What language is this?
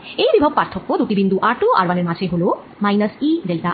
Bangla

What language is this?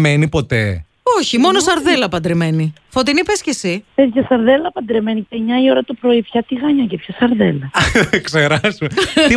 Greek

